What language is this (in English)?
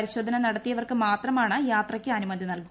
Malayalam